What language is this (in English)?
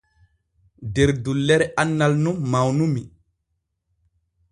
Borgu Fulfulde